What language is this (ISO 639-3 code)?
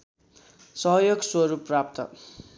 nep